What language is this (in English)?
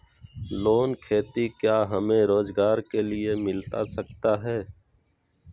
Magahi